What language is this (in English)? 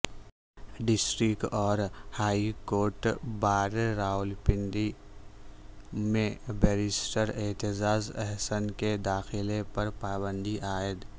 Urdu